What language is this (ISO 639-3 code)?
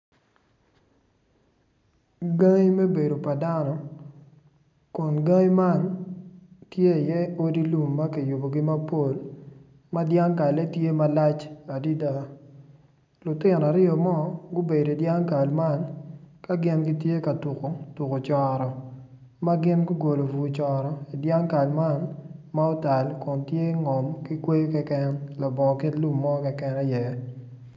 ach